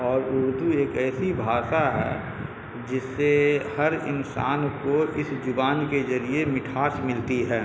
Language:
Urdu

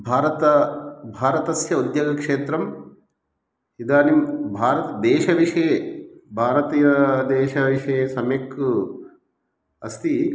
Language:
Sanskrit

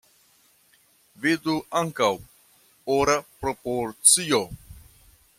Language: Esperanto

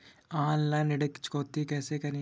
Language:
Hindi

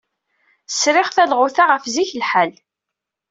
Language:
Kabyle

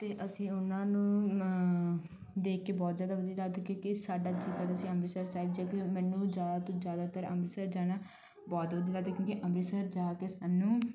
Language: Punjabi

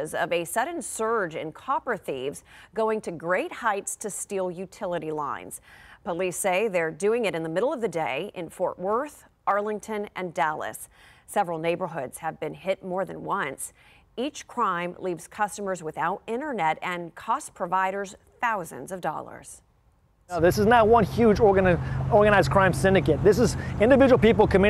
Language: English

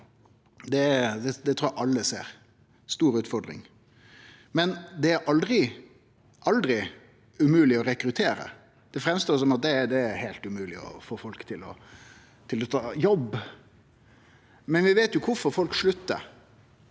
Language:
Norwegian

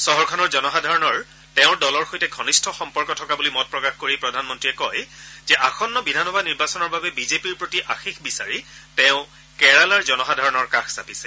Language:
Assamese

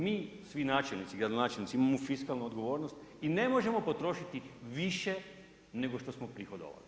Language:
Croatian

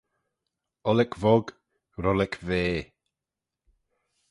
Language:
Manx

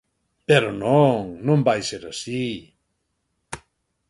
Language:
Galician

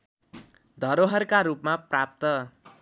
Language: Nepali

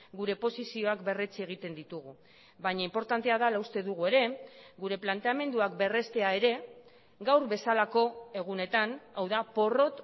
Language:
Basque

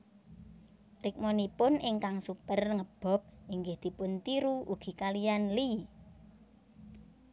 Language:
Javanese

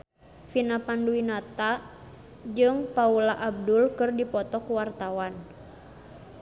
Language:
Sundanese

